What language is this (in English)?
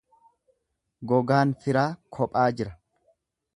Oromo